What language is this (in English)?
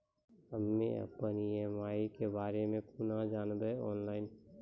Maithili